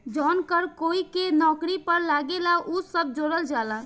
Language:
Bhojpuri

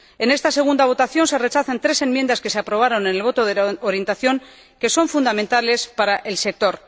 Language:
Spanish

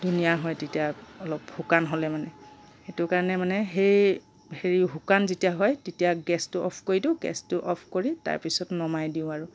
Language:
Assamese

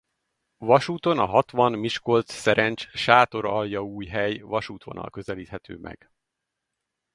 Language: Hungarian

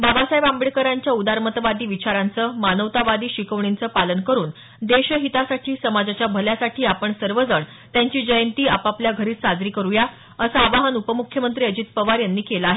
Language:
Marathi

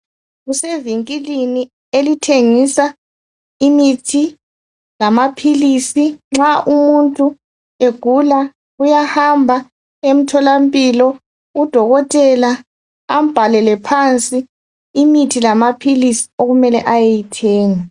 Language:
North Ndebele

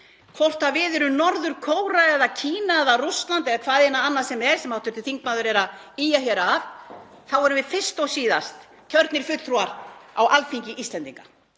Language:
Icelandic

